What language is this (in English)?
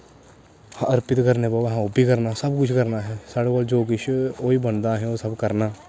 Dogri